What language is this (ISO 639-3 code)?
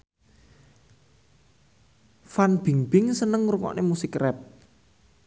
jav